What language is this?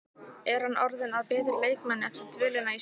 Icelandic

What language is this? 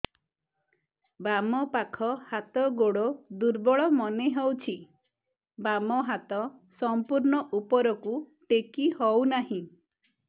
Odia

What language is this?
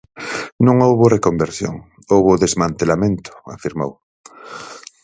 Galician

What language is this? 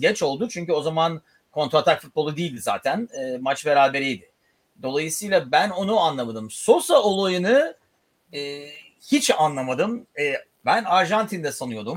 Turkish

